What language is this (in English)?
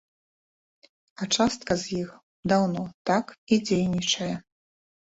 Belarusian